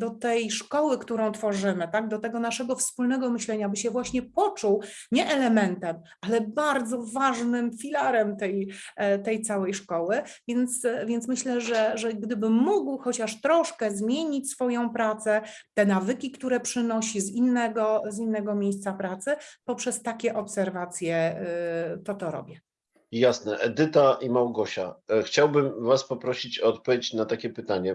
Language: Polish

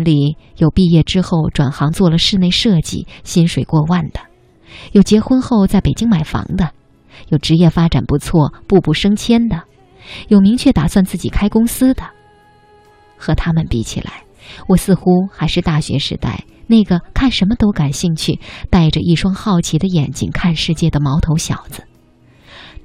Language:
Chinese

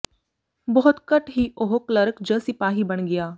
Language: Punjabi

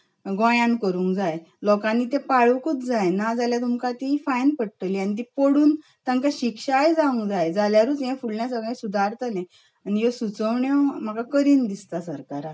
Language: Konkani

